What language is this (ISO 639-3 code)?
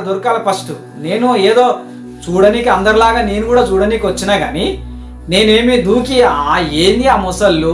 tel